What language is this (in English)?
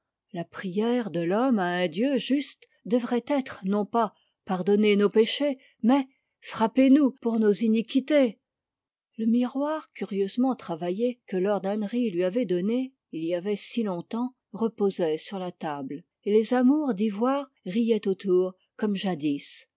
French